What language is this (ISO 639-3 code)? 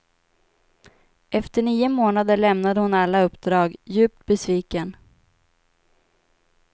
swe